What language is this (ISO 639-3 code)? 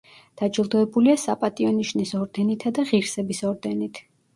kat